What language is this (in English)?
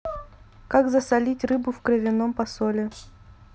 Russian